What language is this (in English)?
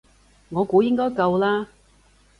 Cantonese